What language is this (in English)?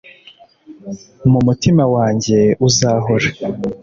Kinyarwanda